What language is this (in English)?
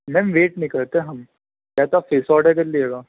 Urdu